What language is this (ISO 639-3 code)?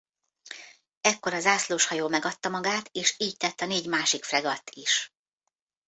hun